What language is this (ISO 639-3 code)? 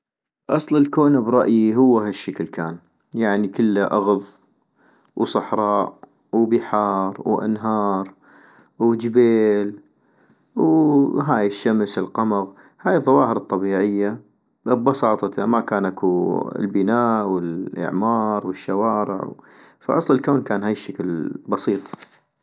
ayp